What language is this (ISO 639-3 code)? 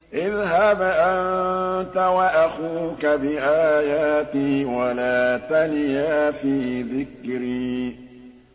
ara